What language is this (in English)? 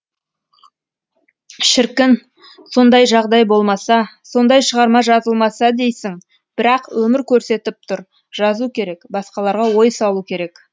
Kazakh